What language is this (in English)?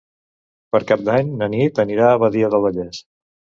Catalan